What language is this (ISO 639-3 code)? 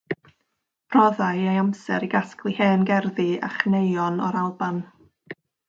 cym